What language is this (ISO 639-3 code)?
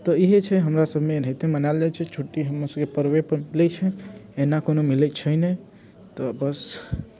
mai